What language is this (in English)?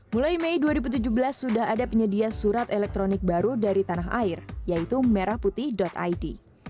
Indonesian